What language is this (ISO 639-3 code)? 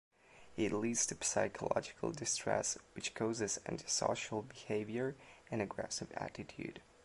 eng